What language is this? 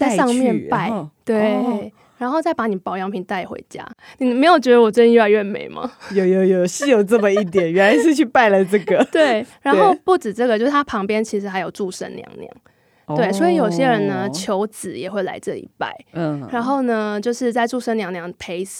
Chinese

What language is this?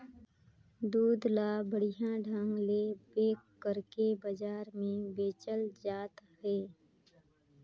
Chhattisgarhi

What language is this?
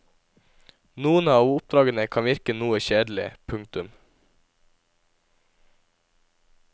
Norwegian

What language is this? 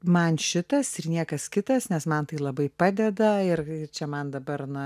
Lithuanian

